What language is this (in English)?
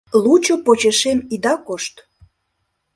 Mari